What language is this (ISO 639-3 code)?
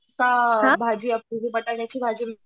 mar